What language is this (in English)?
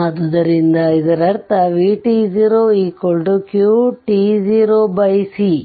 Kannada